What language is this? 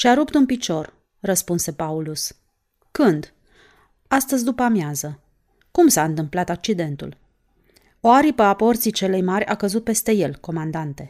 Romanian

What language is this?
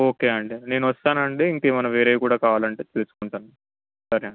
Telugu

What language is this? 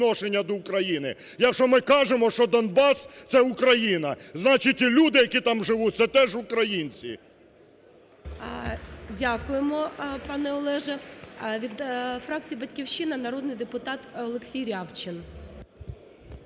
Ukrainian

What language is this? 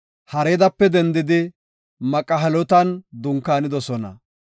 Gofa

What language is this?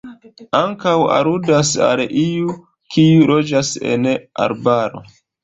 Esperanto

